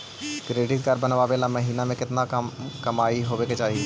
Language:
Magahi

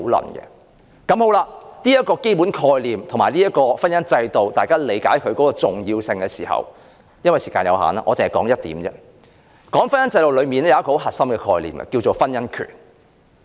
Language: Cantonese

